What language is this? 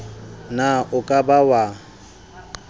Southern Sotho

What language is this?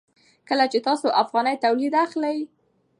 Pashto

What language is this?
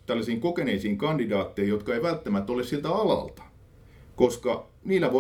Finnish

